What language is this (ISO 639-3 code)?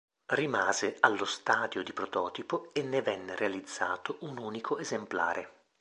ita